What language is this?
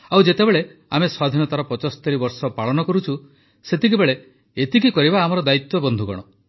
Odia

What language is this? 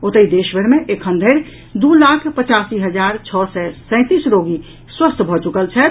Maithili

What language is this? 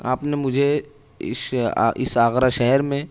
Urdu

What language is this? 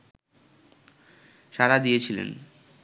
Bangla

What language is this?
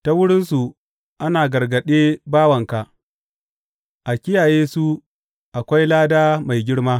Hausa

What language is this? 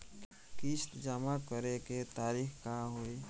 Bhojpuri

